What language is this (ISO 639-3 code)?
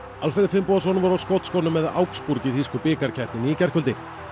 isl